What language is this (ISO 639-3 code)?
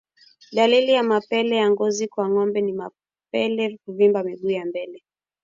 swa